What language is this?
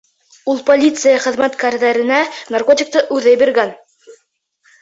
Bashkir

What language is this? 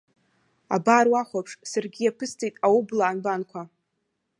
Abkhazian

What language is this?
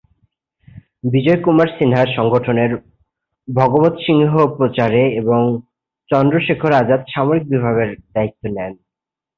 Bangla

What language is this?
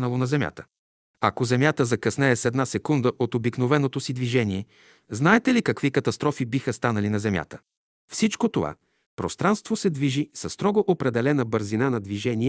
Bulgarian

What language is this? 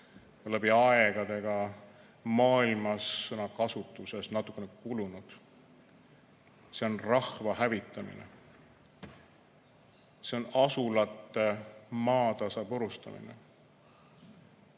Estonian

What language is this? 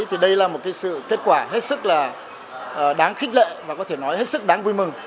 Vietnamese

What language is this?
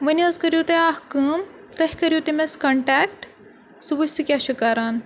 Kashmiri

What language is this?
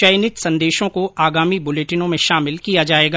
Hindi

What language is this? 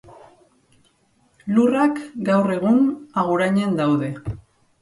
Basque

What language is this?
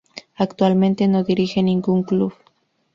Spanish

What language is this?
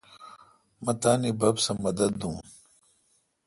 Kalkoti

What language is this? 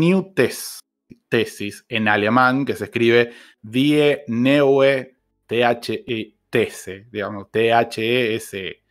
Spanish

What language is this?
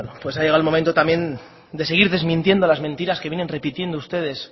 Spanish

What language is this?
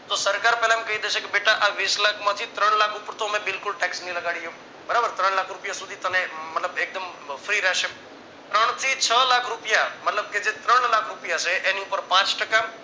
Gujarati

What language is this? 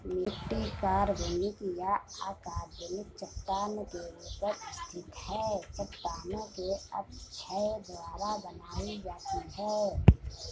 Hindi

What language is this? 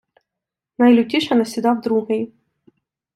Ukrainian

